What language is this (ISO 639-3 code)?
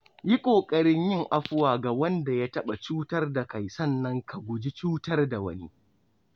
hau